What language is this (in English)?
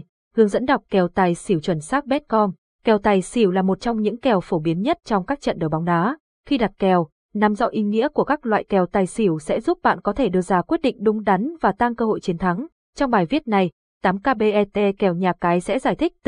Vietnamese